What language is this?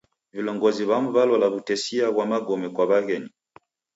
Taita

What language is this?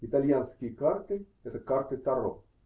Russian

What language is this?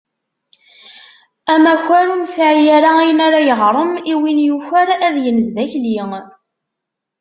Kabyle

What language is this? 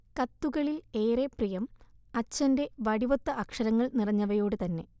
Malayalam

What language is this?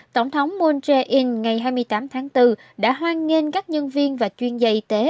Vietnamese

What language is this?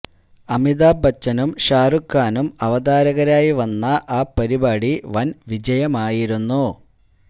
Malayalam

